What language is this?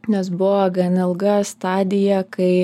Lithuanian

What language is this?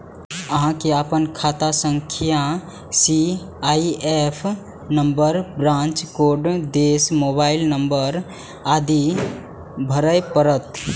Maithili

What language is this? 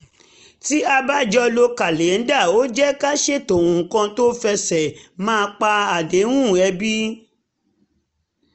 Yoruba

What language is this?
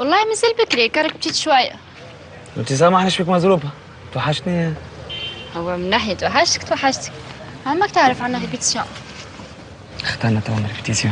Arabic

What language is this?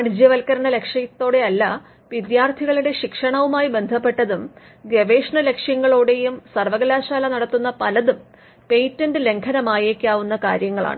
Malayalam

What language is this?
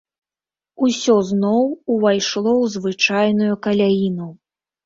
Belarusian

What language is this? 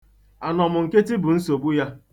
Igbo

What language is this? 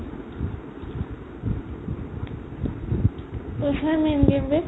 Assamese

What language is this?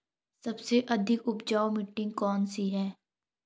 Hindi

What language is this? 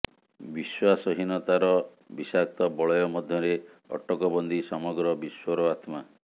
Odia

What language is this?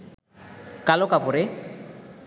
Bangla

